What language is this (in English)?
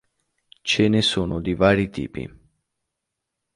Italian